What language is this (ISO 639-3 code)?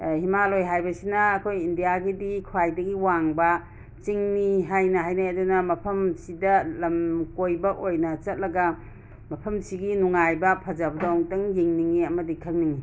mni